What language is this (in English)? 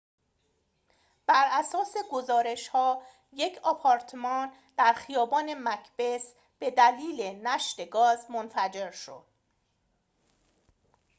Persian